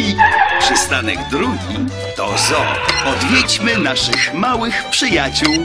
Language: Polish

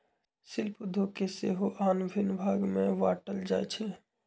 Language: Magahi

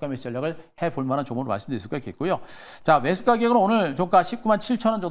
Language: Korean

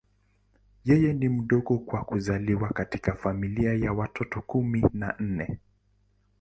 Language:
Swahili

